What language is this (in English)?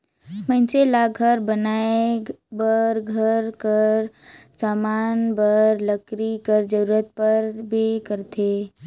Chhattisgarhi